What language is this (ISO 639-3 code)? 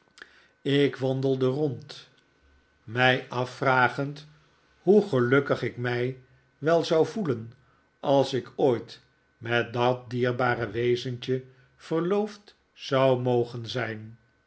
nld